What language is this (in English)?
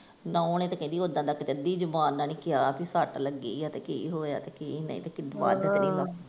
Punjabi